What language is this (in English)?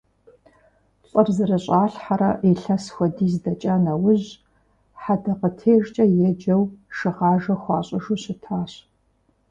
Kabardian